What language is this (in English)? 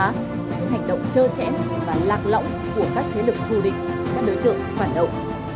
Vietnamese